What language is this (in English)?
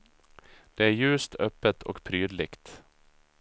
Swedish